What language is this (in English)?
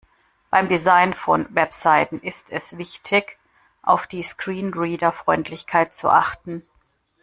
German